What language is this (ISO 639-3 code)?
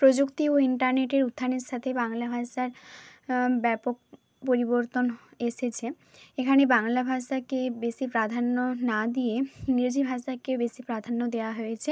ben